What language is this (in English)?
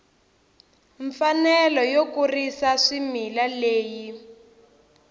Tsonga